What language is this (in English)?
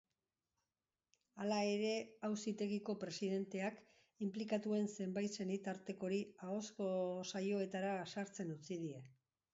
Basque